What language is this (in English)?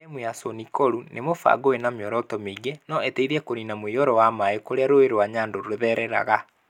Kikuyu